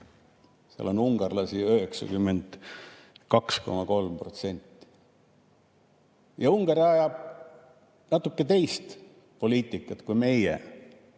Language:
Estonian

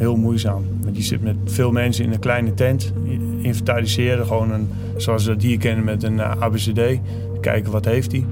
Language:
Dutch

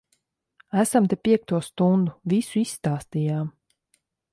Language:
Latvian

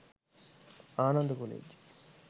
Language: Sinhala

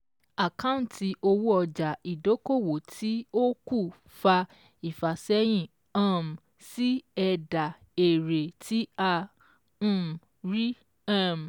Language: Yoruba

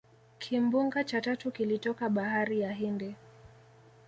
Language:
Swahili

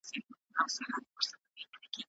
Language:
Pashto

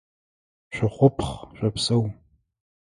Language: Adyghe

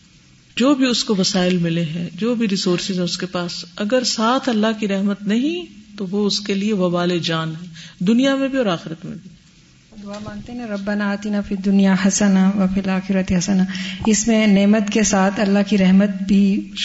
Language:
Urdu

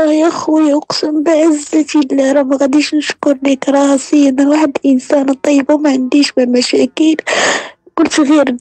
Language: Arabic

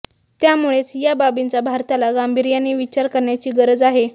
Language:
Marathi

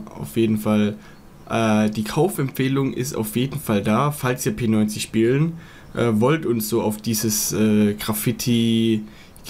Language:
German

